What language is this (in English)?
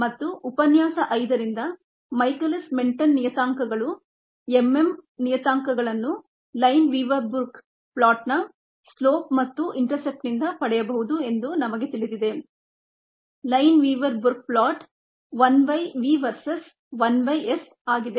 Kannada